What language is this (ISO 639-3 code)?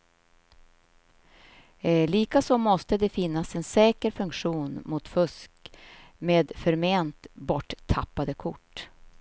swe